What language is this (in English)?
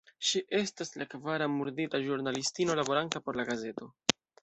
Esperanto